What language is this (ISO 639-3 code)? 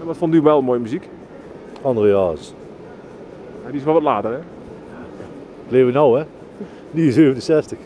nld